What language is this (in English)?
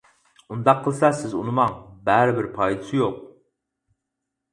Uyghur